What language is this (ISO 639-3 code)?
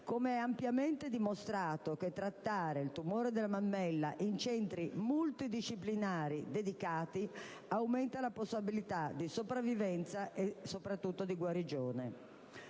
ita